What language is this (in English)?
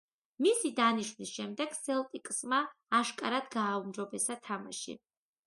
Georgian